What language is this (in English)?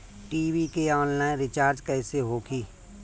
Bhojpuri